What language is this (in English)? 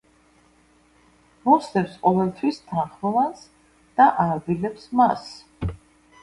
Georgian